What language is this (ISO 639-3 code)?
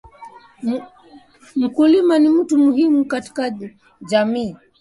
swa